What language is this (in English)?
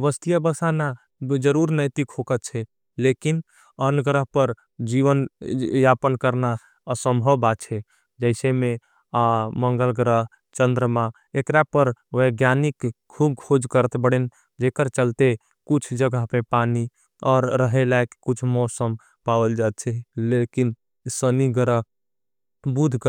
Angika